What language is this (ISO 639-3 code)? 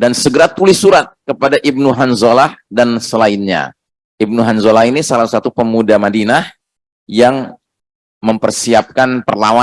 ind